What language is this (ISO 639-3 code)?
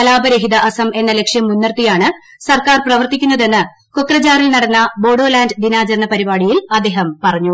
mal